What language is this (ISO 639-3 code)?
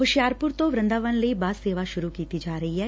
pan